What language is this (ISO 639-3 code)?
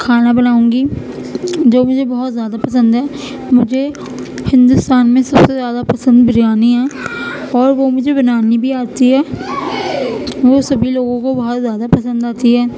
urd